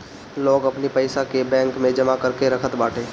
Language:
Bhojpuri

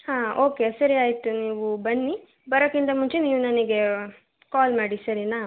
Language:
Kannada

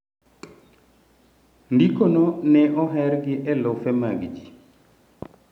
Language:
Luo (Kenya and Tanzania)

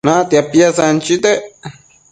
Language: Matsés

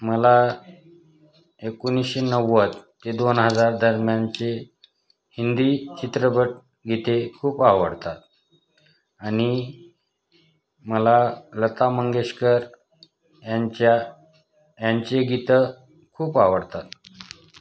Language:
Marathi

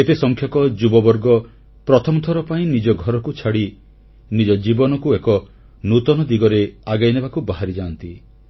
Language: Odia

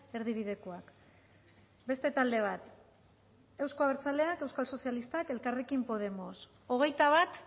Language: Basque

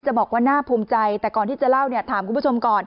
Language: Thai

